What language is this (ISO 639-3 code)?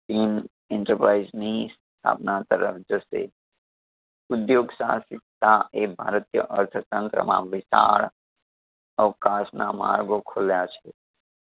guj